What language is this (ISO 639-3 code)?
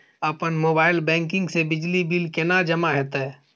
mai